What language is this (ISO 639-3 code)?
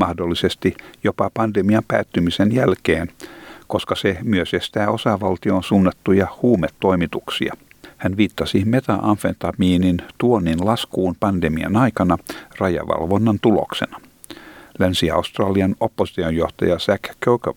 fin